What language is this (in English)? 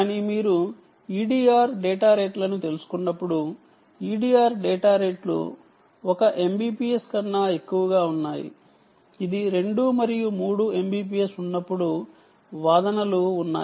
Telugu